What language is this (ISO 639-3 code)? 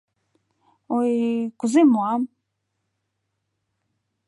chm